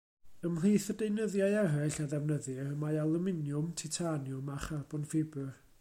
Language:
Welsh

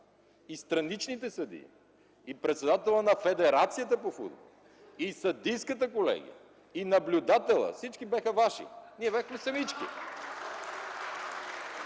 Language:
Bulgarian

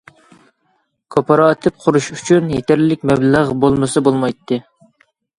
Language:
Uyghur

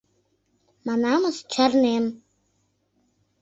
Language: Mari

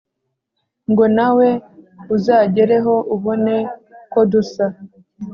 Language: Kinyarwanda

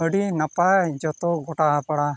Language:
Santali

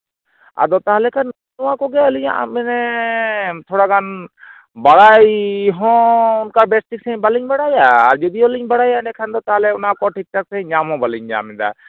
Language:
Santali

